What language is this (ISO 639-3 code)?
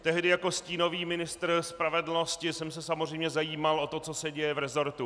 ces